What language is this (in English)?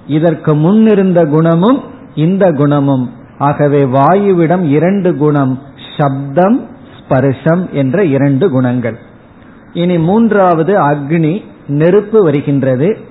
Tamil